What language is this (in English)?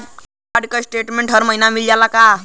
Bhojpuri